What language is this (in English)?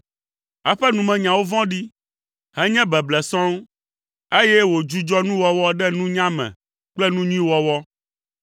Ewe